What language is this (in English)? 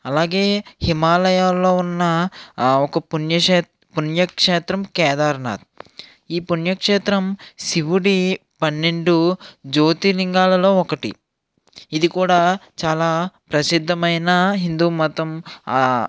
Telugu